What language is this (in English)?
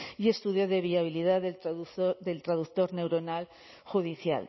Spanish